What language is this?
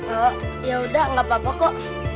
Indonesian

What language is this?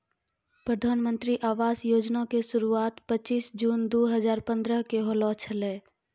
Maithili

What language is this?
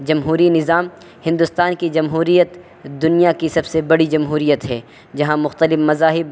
Urdu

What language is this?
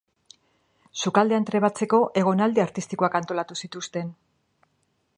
Basque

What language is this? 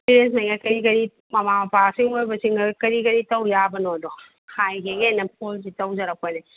Manipuri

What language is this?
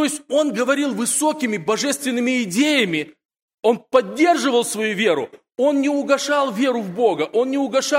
Russian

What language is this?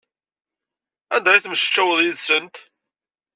Kabyle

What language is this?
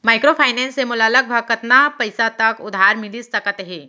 Chhattisgarhi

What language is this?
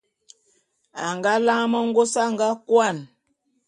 Bulu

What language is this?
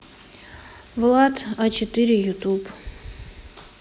Russian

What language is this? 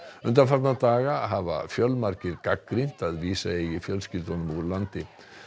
Icelandic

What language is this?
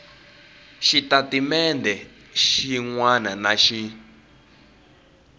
Tsonga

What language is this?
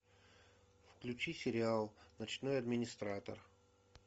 Russian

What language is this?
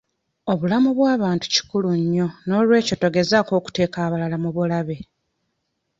Ganda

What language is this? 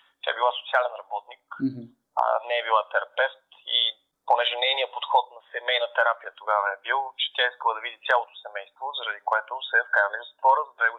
Bulgarian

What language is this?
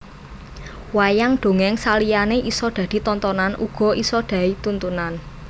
Javanese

